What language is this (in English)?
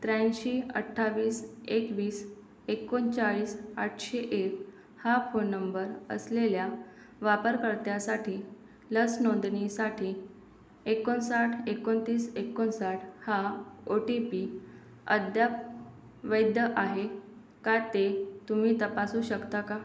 Marathi